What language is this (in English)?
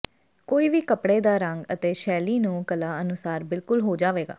Punjabi